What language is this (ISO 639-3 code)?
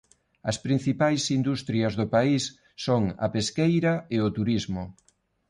glg